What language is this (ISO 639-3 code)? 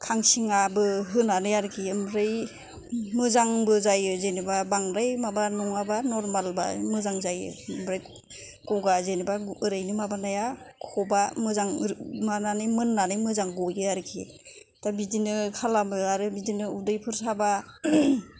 brx